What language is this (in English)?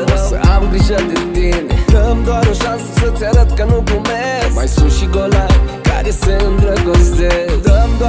Romanian